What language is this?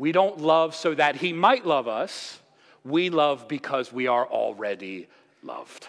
English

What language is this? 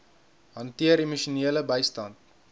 Afrikaans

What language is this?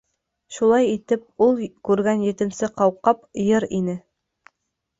Bashkir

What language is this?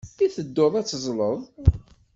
Kabyle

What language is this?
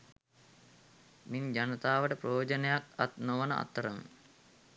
Sinhala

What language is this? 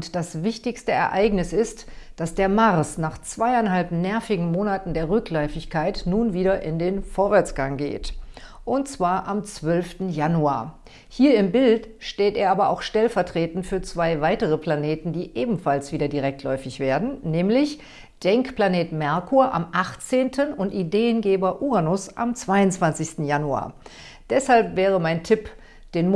German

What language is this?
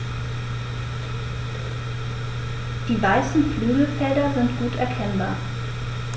German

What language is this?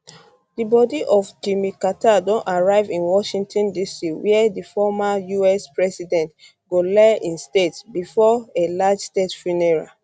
Nigerian Pidgin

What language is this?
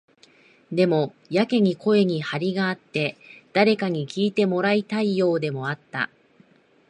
Japanese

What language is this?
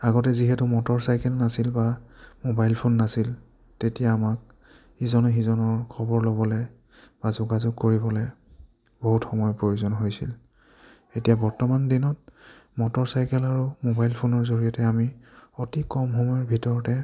Assamese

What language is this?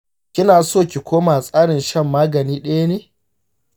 Hausa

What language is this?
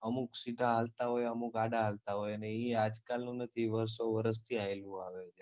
Gujarati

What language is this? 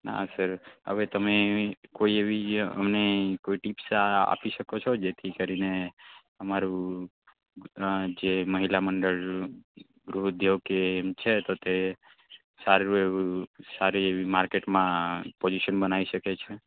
Gujarati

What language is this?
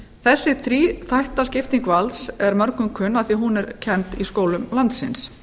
Icelandic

